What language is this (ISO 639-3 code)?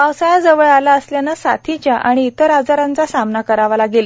mar